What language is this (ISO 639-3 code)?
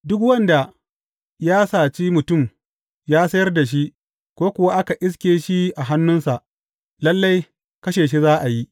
hau